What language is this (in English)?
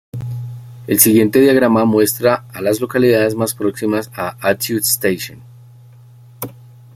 Spanish